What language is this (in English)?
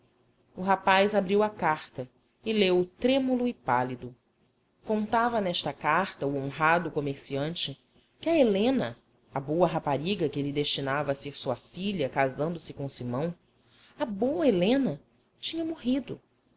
Portuguese